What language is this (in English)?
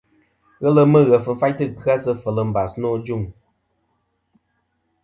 Kom